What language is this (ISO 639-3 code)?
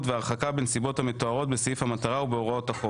heb